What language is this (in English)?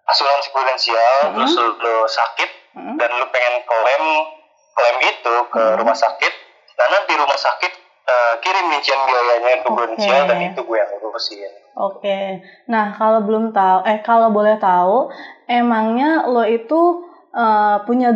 Indonesian